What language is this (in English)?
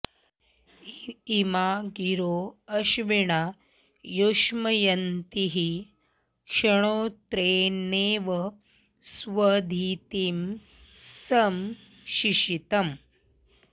Sanskrit